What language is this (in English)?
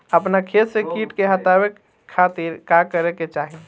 Bhojpuri